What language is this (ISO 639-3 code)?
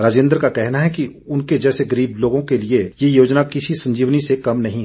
hin